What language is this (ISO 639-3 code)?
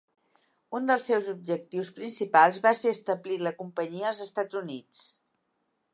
cat